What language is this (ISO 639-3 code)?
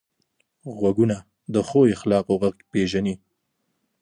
pus